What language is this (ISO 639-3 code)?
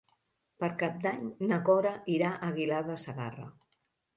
cat